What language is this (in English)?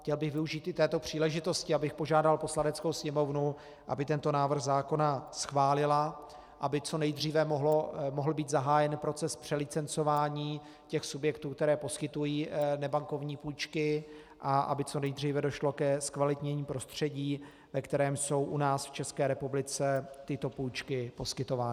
Czech